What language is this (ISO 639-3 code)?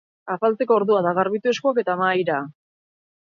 eus